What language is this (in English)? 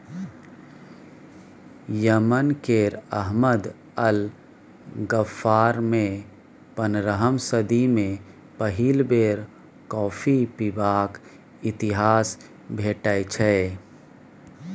Maithili